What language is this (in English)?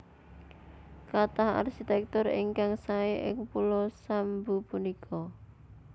Javanese